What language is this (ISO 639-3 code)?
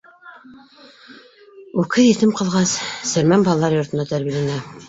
bak